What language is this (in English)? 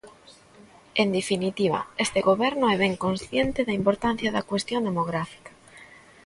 Galician